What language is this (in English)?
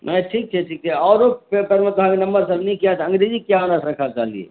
Maithili